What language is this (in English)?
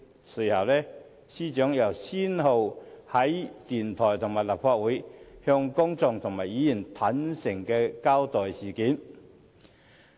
Cantonese